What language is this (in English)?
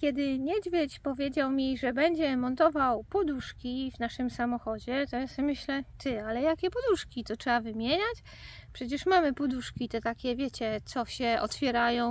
Polish